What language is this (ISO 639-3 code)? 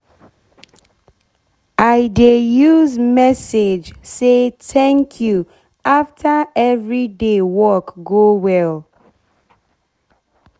pcm